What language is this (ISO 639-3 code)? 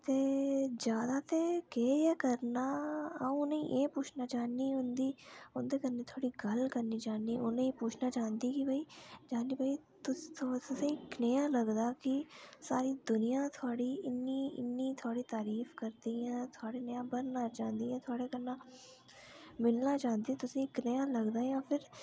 doi